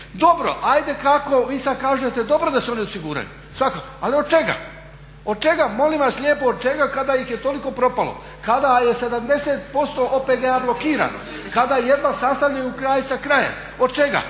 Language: Croatian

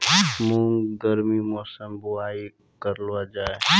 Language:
Maithili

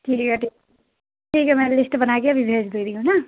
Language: Urdu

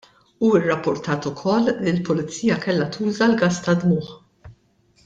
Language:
Maltese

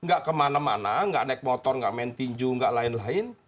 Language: Indonesian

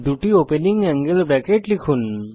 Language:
Bangla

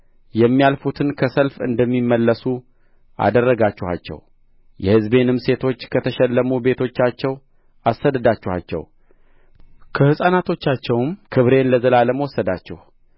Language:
Amharic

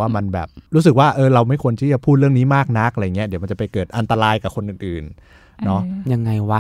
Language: Thai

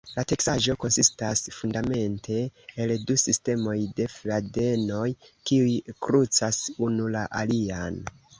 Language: Esperanto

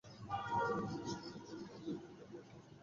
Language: Bangla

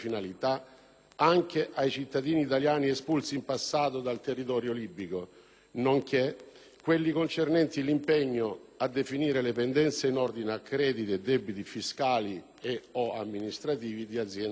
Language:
Italian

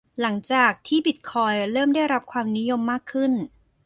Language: Thai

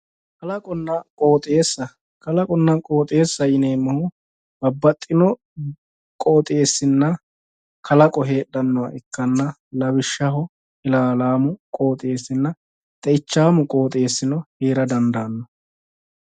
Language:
Sidamo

